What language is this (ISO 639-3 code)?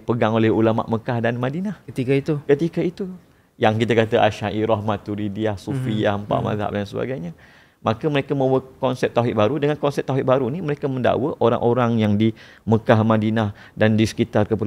msa